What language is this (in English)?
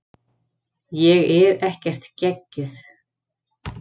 Icelandic